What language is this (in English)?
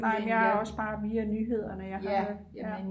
Danish